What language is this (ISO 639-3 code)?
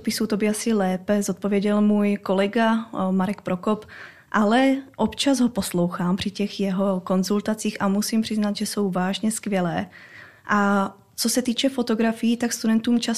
ces